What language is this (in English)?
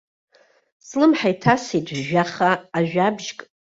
Abkhazian